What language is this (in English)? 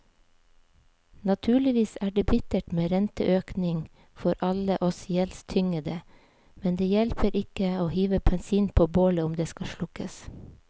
Norwegian